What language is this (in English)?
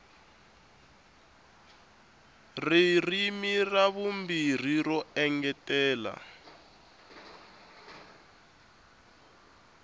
Tsonga